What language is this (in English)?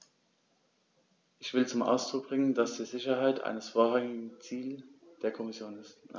German